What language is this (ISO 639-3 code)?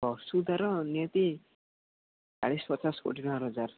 ori